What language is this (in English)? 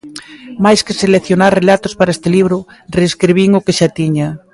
Galician